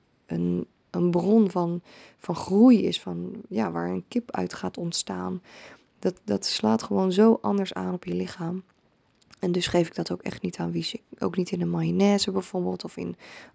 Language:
Dutch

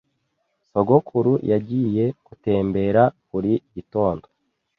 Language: Kinyarwanda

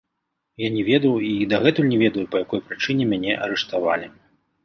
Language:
Belarusian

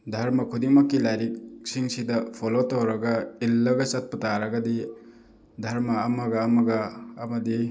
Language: Manipuri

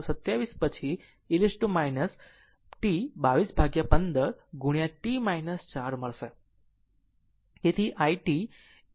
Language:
Gujarati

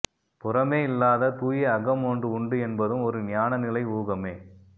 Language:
Tamil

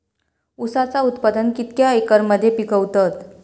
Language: Marathi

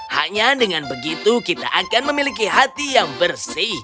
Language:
Indonesian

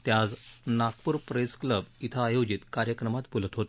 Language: Marathi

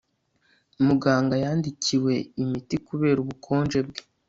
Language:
Kinyarwanda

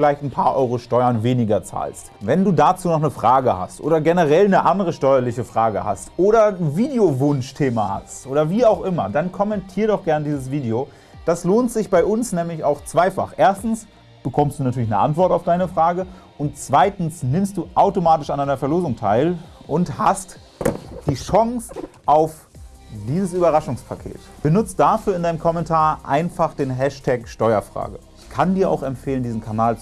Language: German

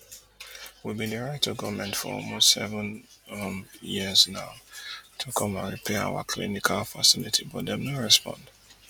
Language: Nigerian Pidgin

